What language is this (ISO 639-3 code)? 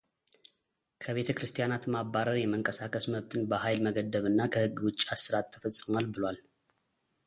amh